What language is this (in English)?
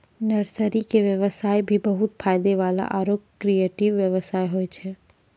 Maithili